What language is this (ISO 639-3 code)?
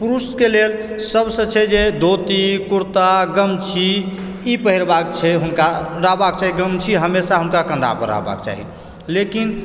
mai